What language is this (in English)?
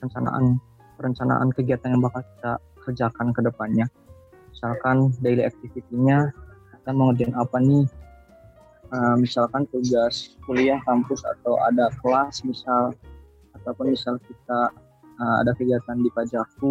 Indonesian